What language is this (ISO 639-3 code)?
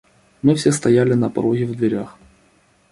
rus